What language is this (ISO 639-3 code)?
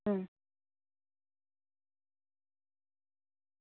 guj